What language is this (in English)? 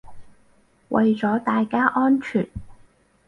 Cantonese